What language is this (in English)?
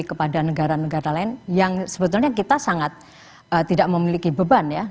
Indonesian